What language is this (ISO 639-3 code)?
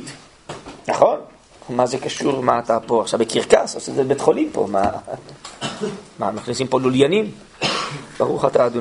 heb